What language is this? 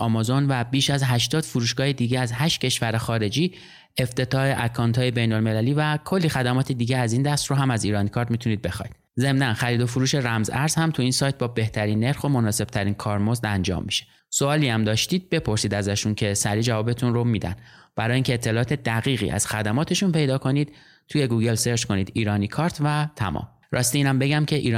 Persian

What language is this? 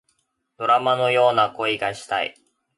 Japanese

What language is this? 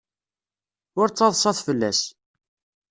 Kabyle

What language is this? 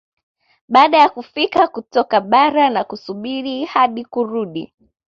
Swahili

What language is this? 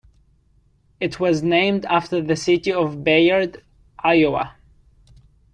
English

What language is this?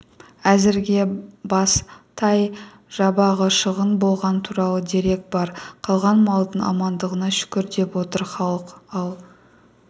Kazakh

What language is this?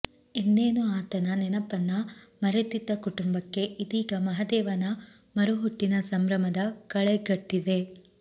Kannada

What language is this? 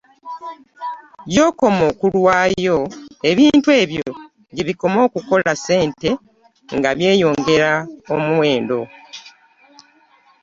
Ganda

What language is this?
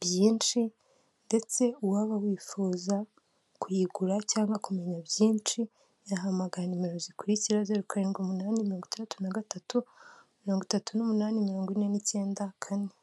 Kinyarwanda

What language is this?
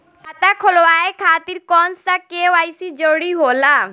Bhojpuri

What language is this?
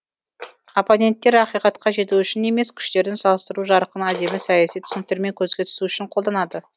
Kazakh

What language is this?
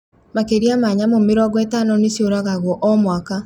Kikuyu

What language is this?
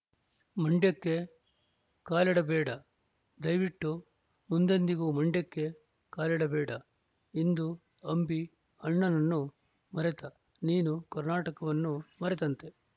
Kannada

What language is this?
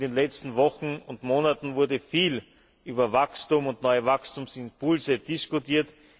German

